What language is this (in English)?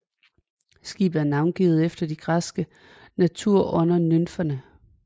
Danish